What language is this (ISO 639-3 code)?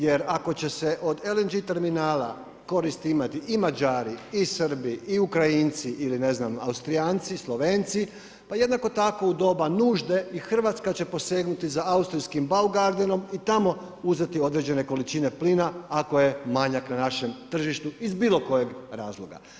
hrv